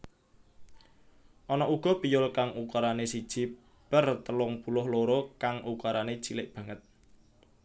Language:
Javanese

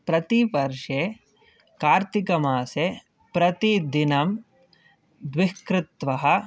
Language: Sanskrit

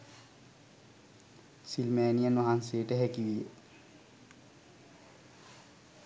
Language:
Sinhala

